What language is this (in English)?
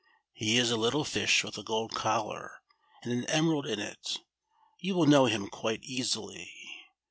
English